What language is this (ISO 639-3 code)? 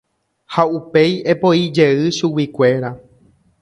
grn